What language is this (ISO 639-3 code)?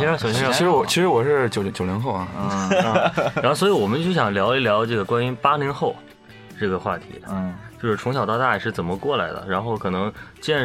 zho